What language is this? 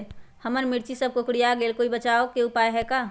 Magahi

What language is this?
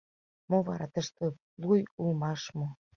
Mari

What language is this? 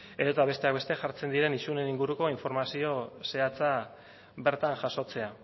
Basque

